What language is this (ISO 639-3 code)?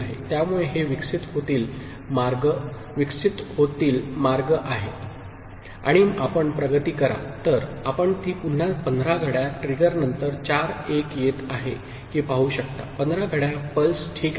mar